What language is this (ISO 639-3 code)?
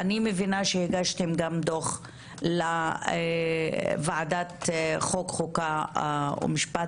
heb